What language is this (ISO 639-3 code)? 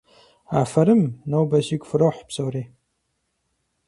kbd